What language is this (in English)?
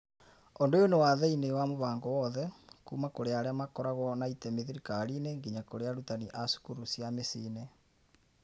Kikuyu